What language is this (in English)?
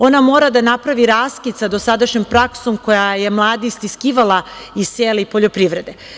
Serbian